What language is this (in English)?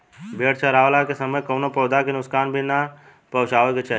Bhojpuri